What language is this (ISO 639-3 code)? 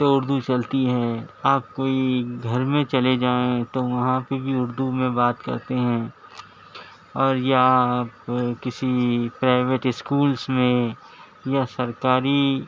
urd